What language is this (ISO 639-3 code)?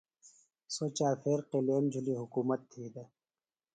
phl